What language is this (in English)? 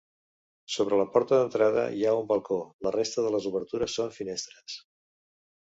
Catalan